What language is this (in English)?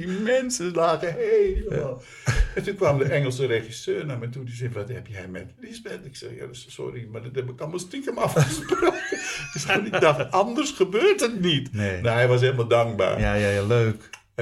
Dutch